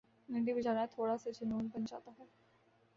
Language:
Urdu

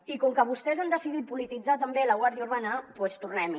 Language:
Catalan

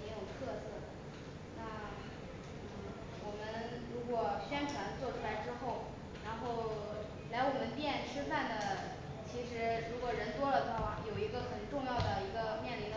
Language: Chinese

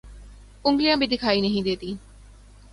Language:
Urdu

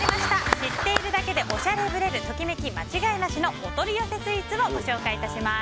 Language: Japanese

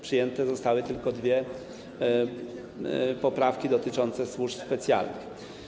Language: Polish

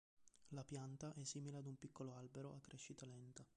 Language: Italian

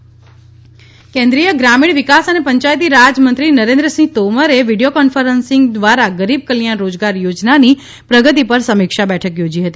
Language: Gujarati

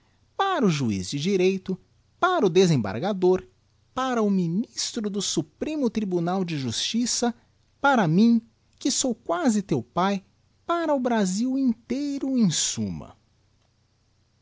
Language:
Portuguese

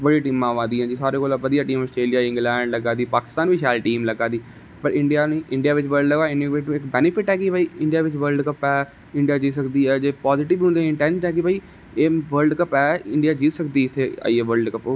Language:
Dogri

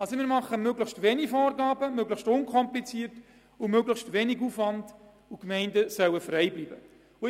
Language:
Swiss German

